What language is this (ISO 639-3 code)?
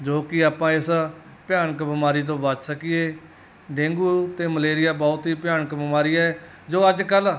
pan